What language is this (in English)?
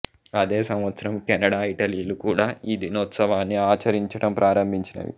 Telugu